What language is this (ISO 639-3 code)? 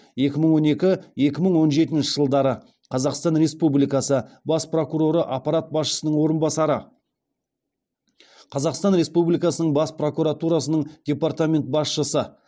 kaz